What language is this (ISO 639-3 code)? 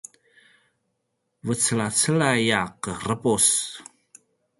pwn